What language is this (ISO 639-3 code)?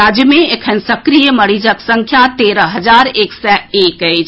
mai